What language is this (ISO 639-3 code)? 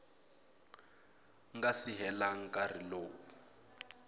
tso